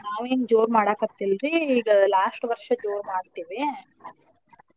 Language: Kannada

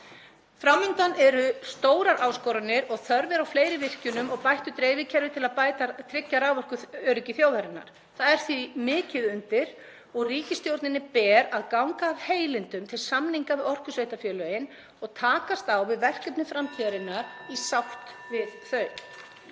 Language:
Icelandic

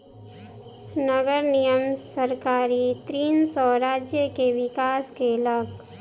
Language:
Maithili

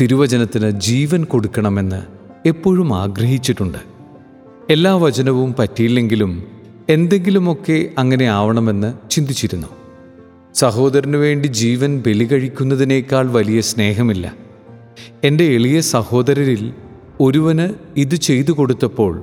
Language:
Malayalam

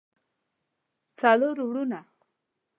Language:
Pashto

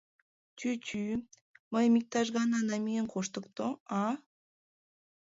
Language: Mari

